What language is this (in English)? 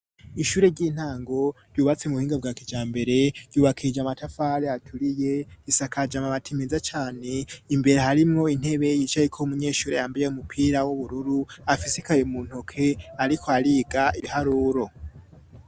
Rundi